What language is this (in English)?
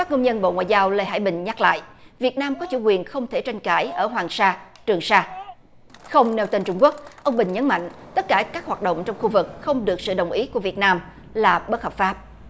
Vietnamese